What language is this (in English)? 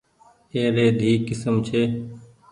Goaria